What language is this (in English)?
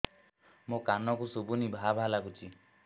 Odia